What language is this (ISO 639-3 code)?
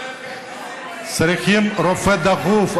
heb